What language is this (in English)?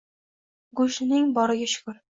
Uzbek